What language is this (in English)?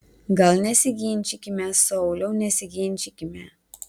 Lithuanian